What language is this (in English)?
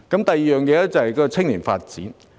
Cantonese